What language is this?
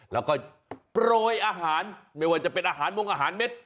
Thai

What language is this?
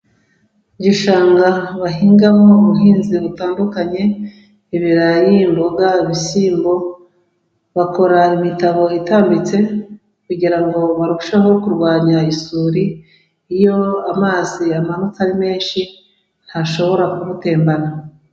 Kinyarwanda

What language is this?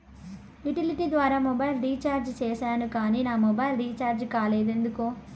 Telugu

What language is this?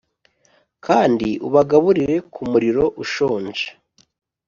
Kinyarwanda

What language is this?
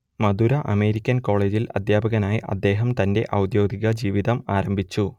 Malayalam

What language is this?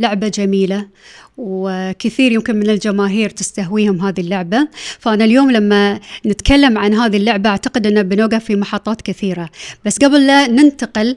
Arabic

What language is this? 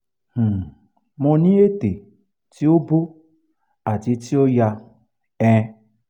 Yoruba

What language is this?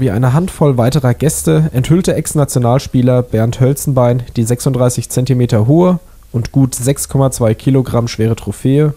German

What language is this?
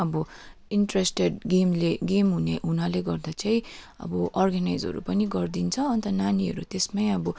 Nepali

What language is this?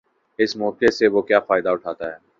Urdu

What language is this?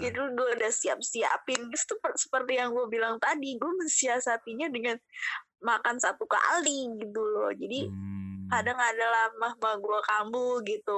Indonesian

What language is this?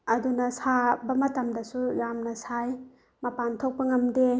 Manipuri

